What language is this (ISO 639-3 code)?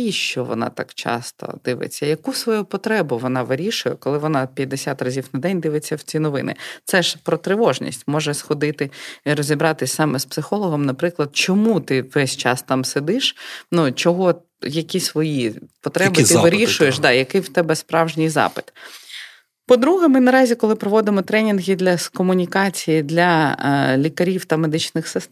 ukr